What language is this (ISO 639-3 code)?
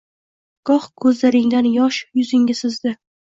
uzb